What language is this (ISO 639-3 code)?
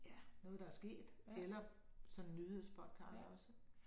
dan